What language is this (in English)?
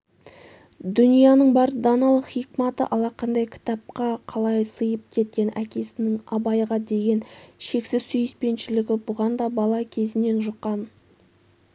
Kazakh